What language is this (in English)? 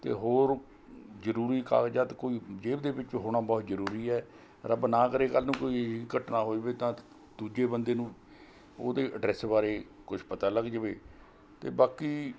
Punjabi